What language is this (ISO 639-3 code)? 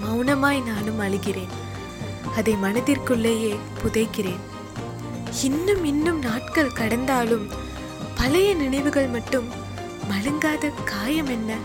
tam